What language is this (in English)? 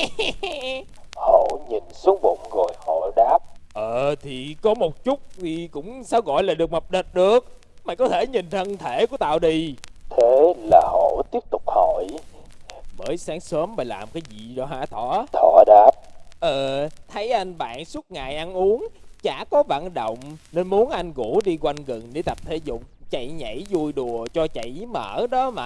Vietnamese